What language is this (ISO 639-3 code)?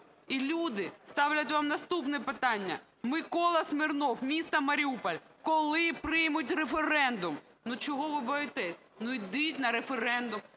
ukr